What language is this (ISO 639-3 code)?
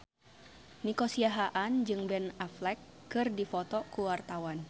sun